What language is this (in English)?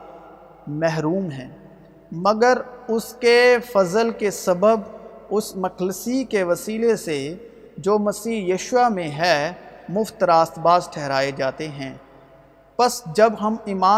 Urdu